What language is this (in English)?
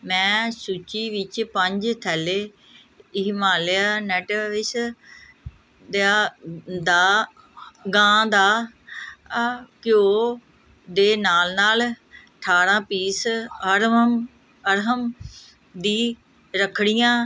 Punjabi